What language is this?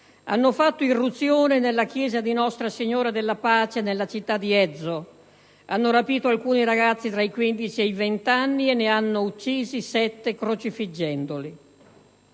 Italian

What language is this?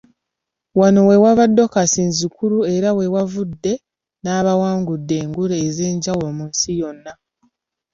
Ganda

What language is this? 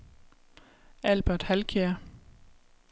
Danish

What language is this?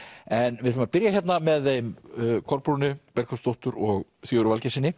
Icelandic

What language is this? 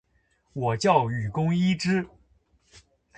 Chinese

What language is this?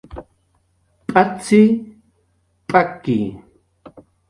Jaqaru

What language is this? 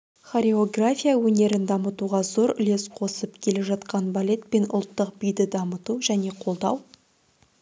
Kazakh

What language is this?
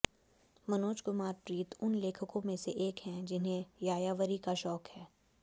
Hindi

